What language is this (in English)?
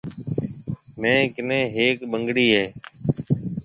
Marwari (Pakistan)